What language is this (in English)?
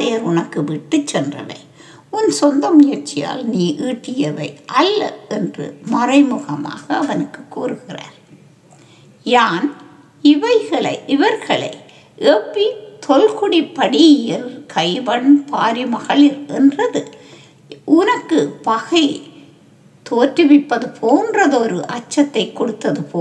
Tamil